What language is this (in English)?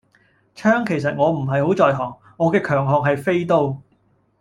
Cantonese